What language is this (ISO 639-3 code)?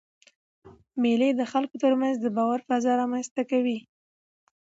pus